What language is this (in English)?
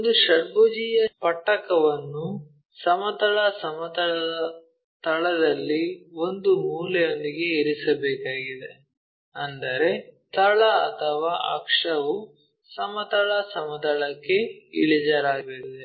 Kannada